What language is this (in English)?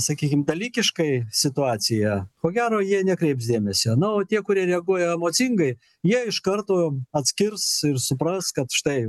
Lithuanian